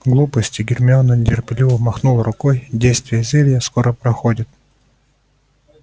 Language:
Russian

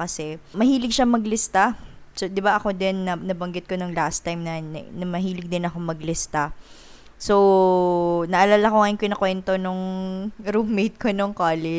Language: Filipino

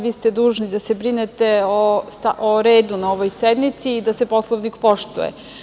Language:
Serbian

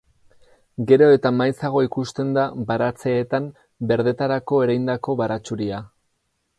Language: Basque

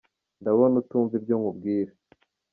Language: Kinyarwanda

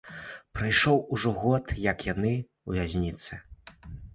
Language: Belarusian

